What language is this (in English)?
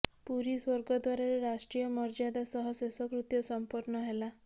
Odia